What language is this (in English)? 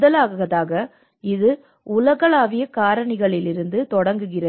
Tamil